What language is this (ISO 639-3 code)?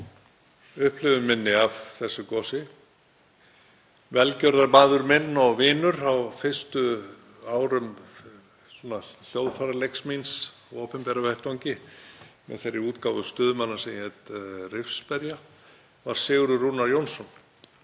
isl